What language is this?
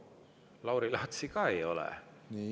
Estonian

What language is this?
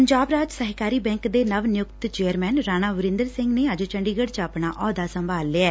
Punjabi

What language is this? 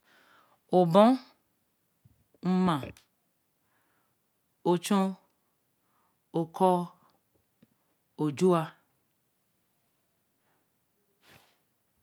Eleme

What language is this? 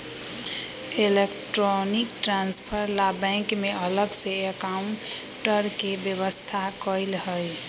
Magahi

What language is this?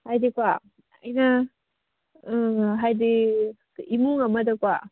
Manipuri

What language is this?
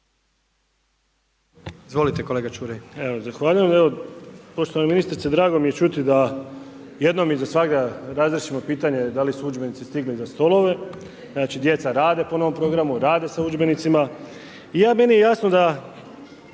Croatian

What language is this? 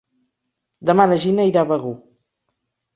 Catalan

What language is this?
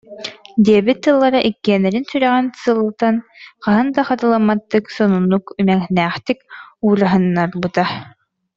Yakut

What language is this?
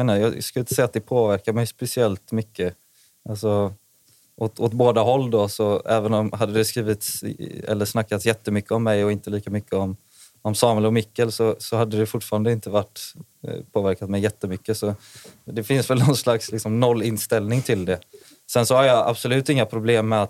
Swedish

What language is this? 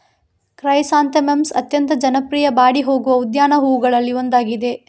Kannada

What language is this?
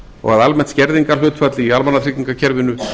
Icelandic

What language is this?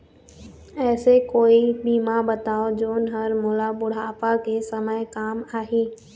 Chhattisgarhi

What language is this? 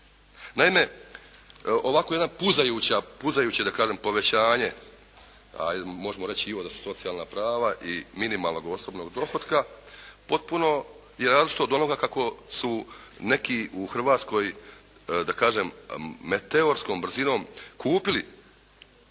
Croatian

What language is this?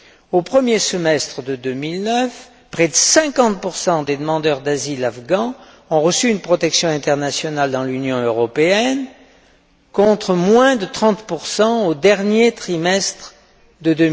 French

